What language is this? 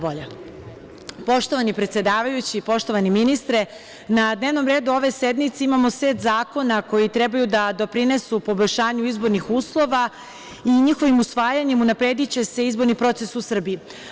Serbian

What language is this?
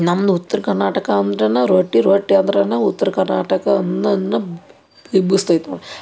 Kannada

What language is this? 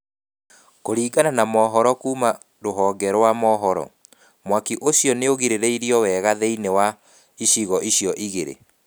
Kikuyu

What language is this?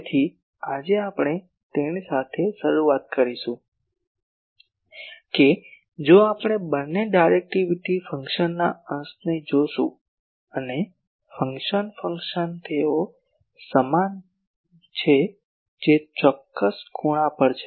Gujarati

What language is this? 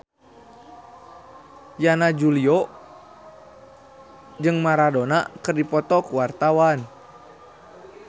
Sundanese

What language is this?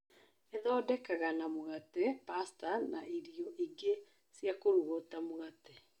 Kikuyu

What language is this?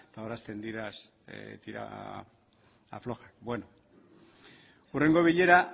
Basque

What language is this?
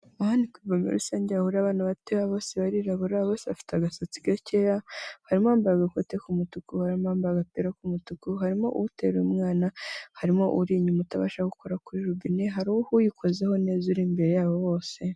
Kinyarwanda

